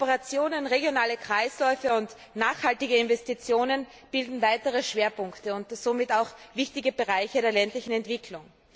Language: German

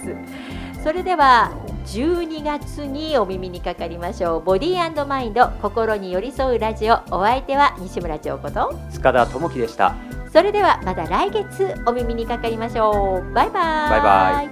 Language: Japanese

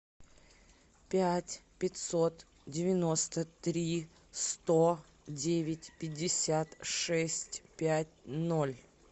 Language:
Russian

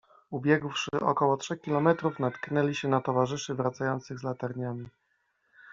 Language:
Polish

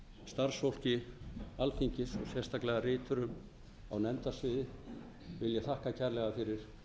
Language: Icelandic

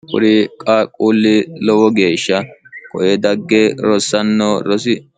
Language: Sidamo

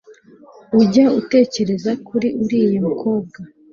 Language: Kinyarwanda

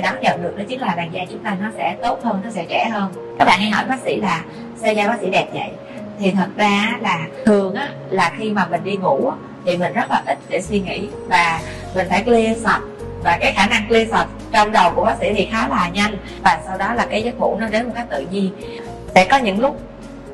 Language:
Vietnamese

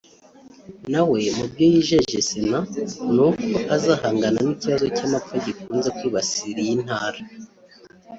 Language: Kinyarwanda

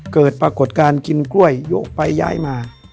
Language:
Thai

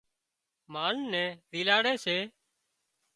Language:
Wadiyara Koli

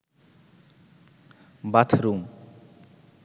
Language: Bangla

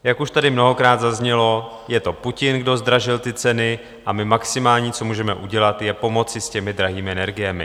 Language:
Czech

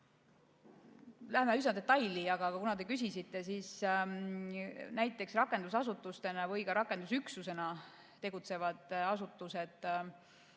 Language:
Estonian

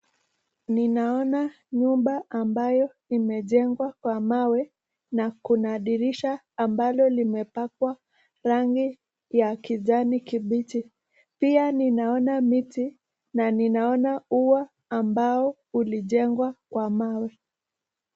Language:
Swahili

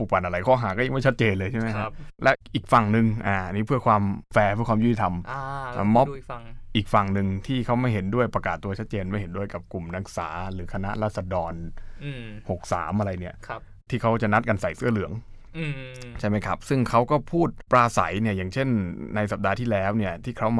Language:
Thai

